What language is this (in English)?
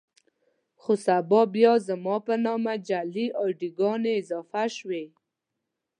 Pashto